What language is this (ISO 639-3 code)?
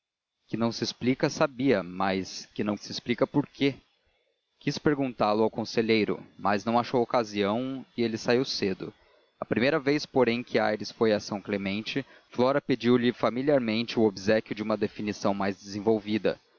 por